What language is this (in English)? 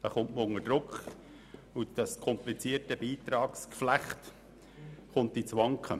Swiss German